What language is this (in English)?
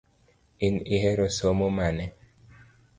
Luo (Kenya and Tanzania)